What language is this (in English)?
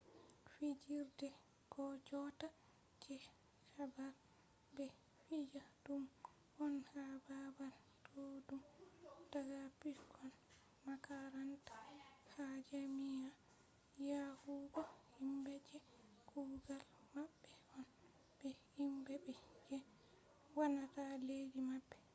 Fula